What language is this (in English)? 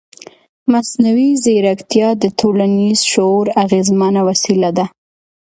Pashto